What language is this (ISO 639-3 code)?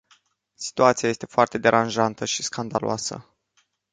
ron